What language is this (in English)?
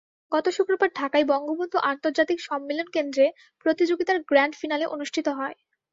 Bangla